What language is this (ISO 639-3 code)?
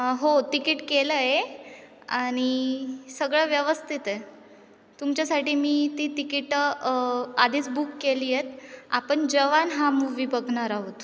mar